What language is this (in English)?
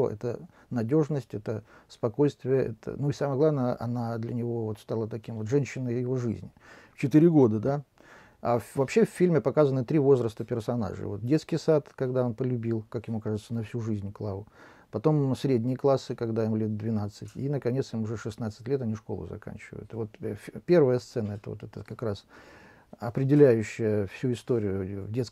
Russian